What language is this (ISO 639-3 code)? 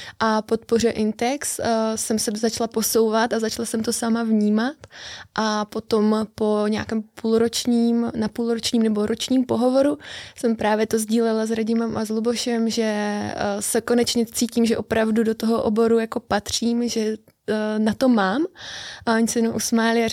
ces